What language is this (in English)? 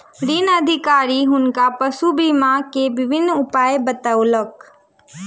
Maithili